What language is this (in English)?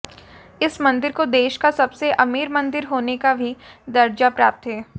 Hindi